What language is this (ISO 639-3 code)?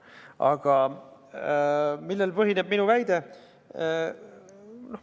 est